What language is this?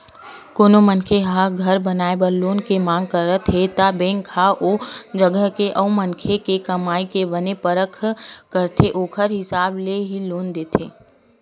Chhattisgarhi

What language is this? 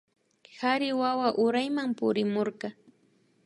Imbabura Highland Quichua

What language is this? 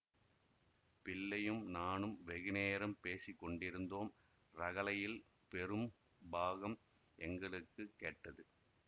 Tamil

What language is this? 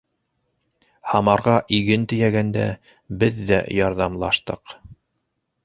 Bashkir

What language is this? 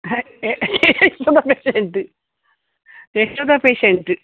Kannada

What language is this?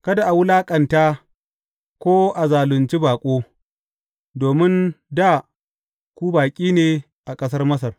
Hausa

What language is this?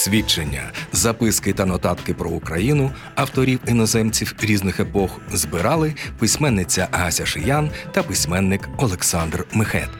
Ukrainian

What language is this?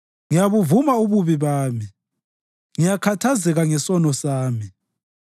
North Ndebele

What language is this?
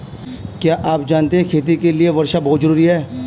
Hindi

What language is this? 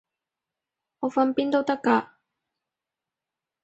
Cantonese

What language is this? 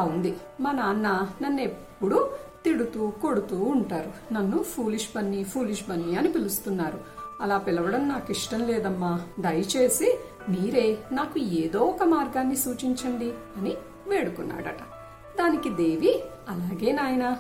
Telugu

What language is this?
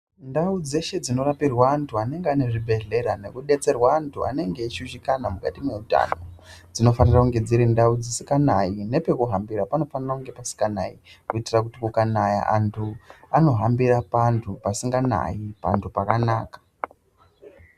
Ndau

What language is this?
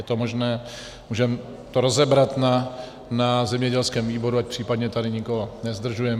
Czech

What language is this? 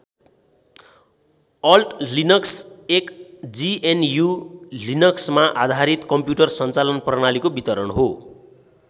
Nepali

